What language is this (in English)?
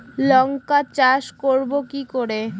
Bangla